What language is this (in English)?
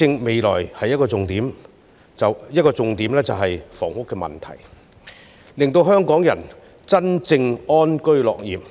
Cantonese